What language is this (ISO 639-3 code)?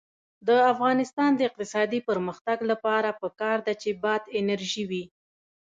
pus